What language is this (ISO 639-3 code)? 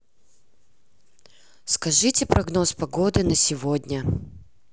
rus